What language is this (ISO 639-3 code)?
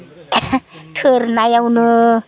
brx